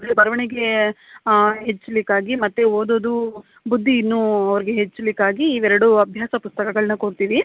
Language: Kannada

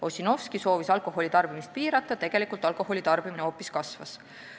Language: Estonian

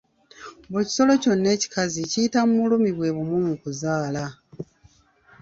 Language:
Ganda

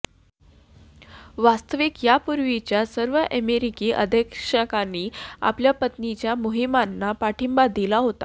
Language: Marathi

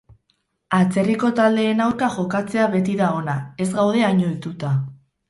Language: Basque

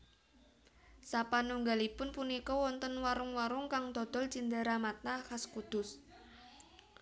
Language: Javanese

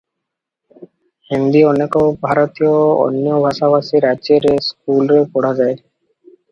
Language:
Odia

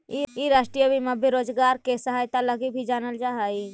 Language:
Magahi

